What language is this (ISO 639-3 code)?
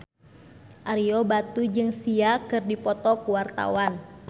sun